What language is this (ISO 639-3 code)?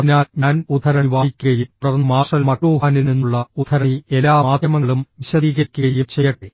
mal